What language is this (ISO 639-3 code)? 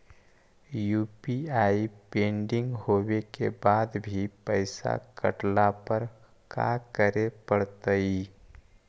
mag